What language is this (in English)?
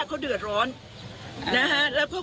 Thai